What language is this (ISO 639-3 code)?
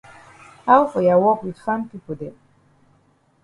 wes